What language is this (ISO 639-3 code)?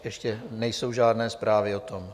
ces